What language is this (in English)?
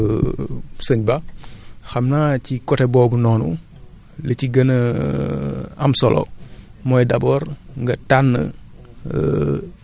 Wolof